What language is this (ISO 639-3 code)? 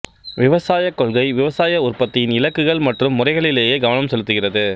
tam